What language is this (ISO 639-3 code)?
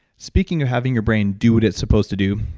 eng